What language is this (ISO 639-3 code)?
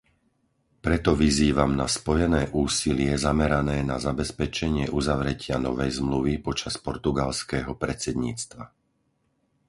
slk